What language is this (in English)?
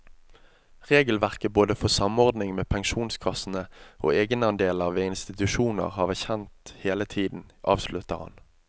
Norwegian